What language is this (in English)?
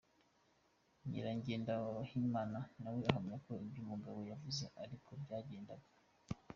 Kinyarwanda